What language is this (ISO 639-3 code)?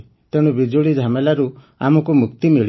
ori